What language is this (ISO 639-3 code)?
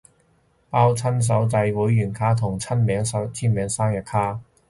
yue